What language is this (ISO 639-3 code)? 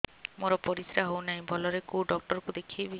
ori